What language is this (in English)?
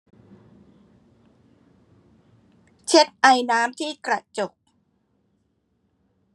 Thai